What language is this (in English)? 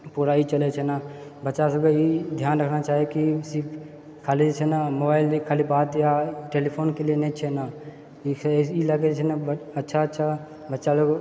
Maithili